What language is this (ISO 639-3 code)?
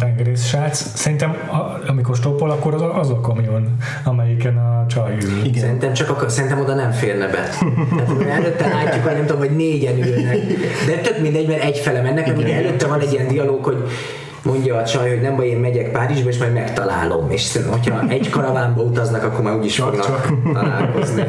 hun